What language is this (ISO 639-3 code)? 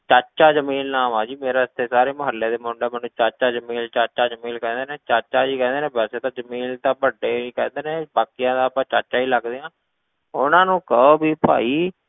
pan